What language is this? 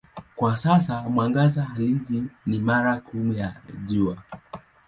Swahili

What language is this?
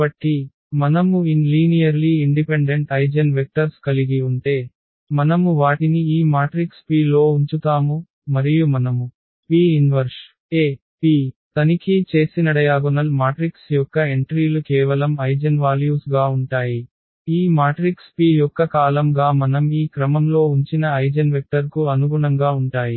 Telugu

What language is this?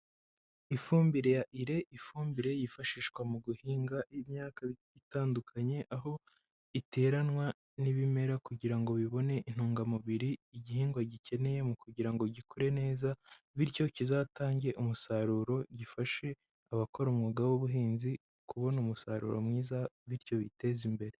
Kinyarwanda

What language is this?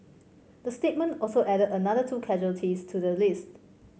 English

